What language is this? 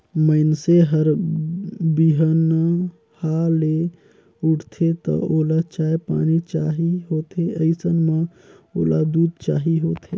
Chhattisgarhi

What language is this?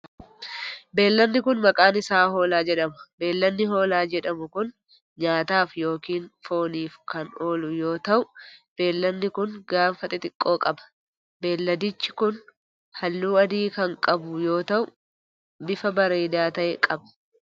Oromo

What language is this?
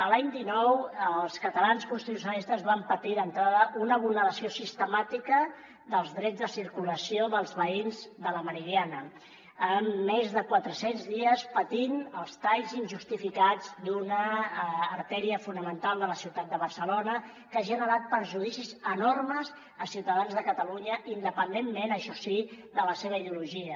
Catalan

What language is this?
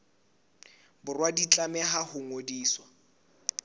Southern Sotho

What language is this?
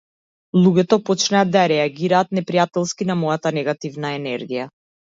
Macedonian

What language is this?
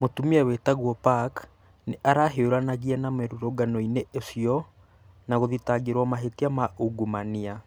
Kikuyu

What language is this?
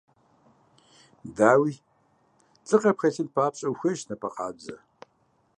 Kabardian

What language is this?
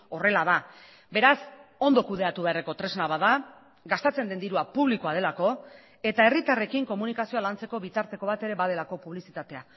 Basque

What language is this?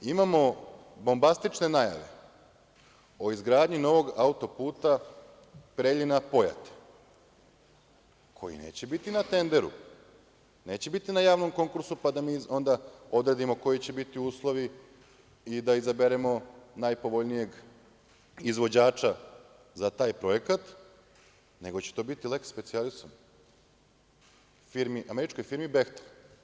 Serbian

